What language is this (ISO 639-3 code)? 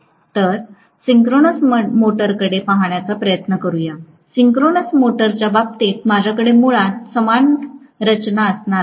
mar